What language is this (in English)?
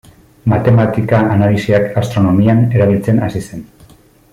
Basque